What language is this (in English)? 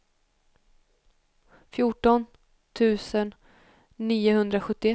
Swedish